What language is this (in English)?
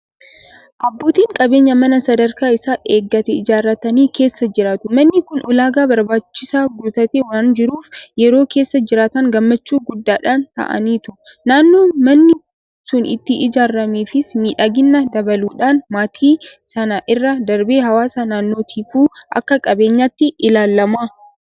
Oromo